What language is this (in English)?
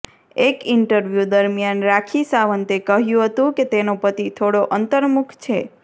Gujarati